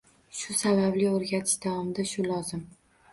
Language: Uzbek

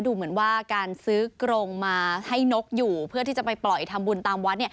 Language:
Thai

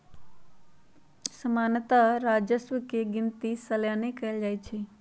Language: Magahi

